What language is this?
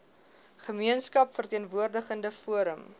Afrikaans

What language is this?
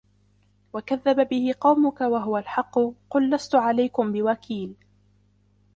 Arabic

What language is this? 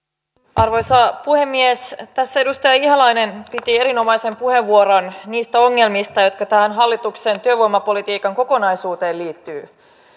Finnish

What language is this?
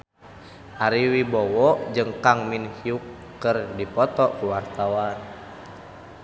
Sundanese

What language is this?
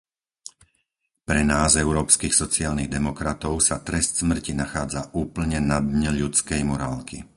Slovak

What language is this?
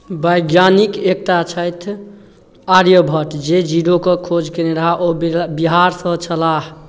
Maithili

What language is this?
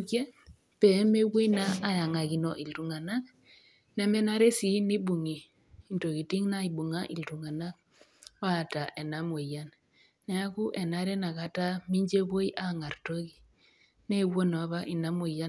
Masai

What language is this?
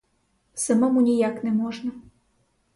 Ukrainian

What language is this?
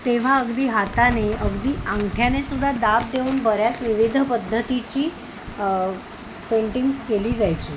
Marathi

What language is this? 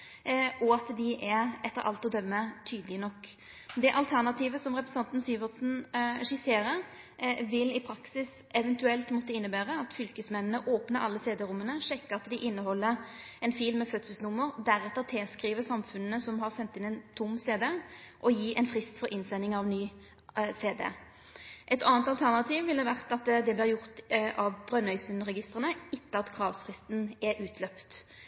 Norwegian Nynorsk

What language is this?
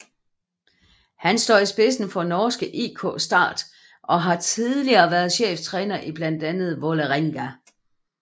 Danish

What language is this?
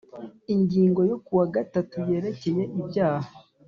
Kinyarwanda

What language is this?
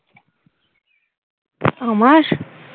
Bangla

